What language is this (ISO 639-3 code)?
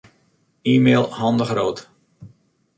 fry